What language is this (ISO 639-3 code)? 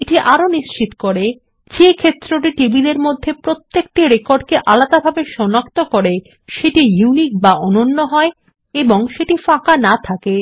ben